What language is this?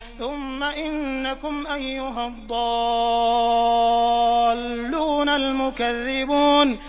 Arabic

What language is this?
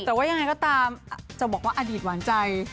Thai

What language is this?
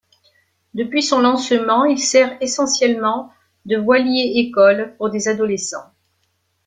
French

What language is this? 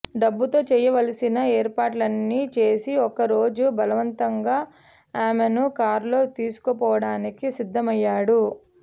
Telugu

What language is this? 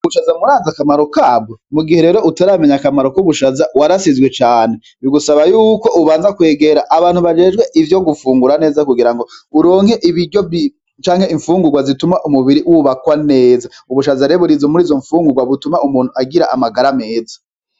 Rundi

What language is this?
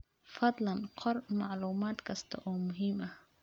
Somali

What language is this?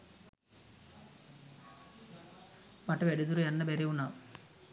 Sinhala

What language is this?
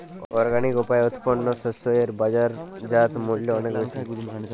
Bangla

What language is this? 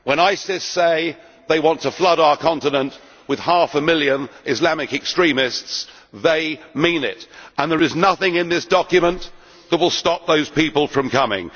English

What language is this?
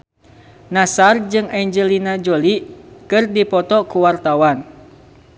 Sundanese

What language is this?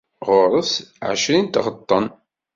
Kabyle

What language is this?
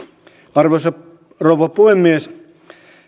Finnish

